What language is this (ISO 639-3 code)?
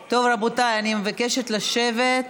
heb